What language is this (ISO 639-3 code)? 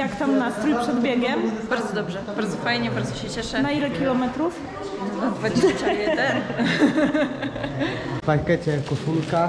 pol